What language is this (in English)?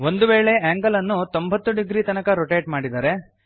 Kannada